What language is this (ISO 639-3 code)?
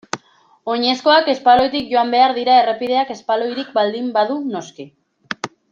eus